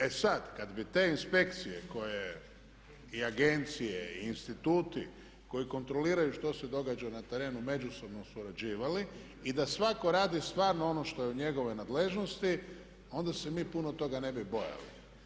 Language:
Croatian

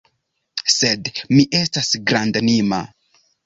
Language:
Esperanto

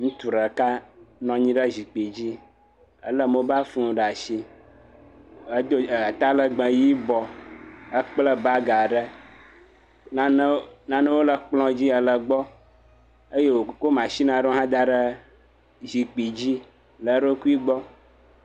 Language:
Ewe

